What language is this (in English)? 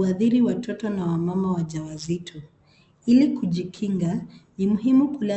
Swahili